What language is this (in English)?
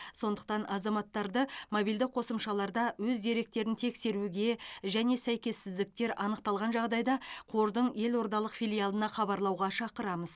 Kazakh